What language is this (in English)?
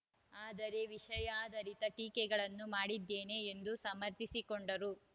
Kannada